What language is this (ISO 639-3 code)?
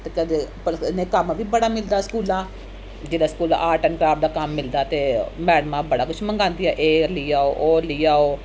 doi